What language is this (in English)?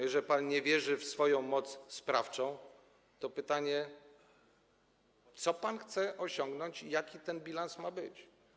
Polish